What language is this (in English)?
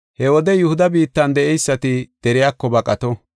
Gofa